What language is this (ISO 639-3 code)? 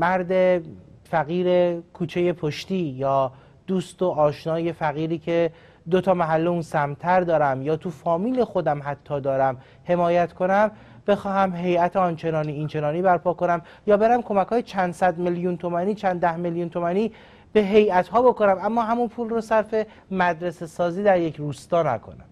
fas